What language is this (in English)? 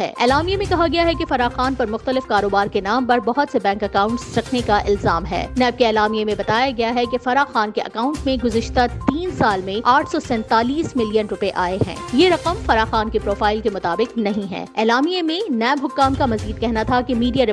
Urdu